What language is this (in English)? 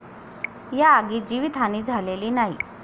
Marathi